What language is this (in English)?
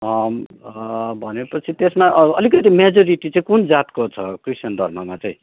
Nepali